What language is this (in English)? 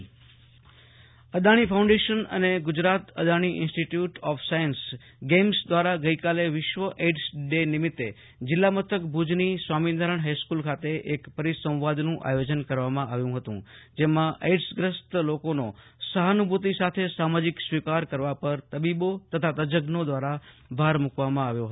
Gujarati